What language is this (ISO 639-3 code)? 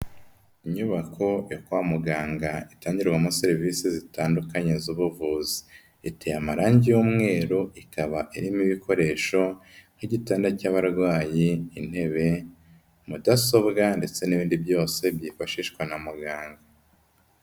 kin